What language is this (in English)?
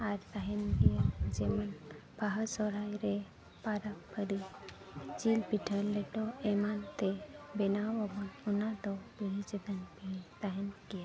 Santali